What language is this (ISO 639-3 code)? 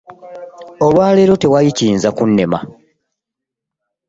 lug